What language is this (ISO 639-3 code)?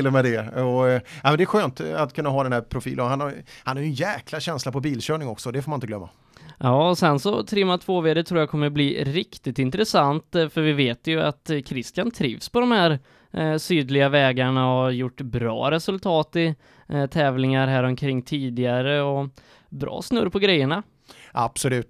swe